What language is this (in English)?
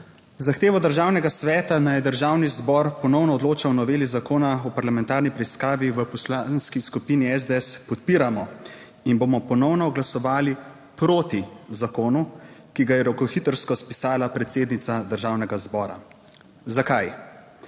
Slovenian